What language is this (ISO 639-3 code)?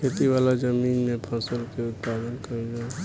bho